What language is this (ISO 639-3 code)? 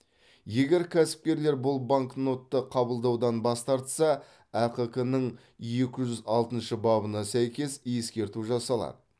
kaz